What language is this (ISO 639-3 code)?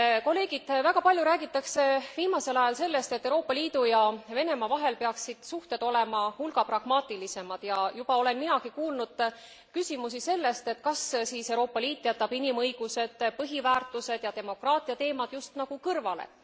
est